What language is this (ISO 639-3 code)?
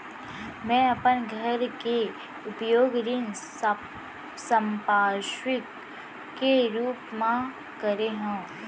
hne